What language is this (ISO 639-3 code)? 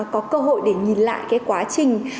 vie